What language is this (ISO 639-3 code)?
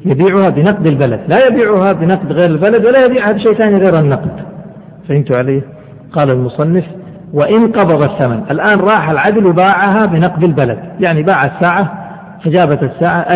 ara